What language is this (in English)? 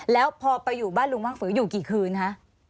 Thai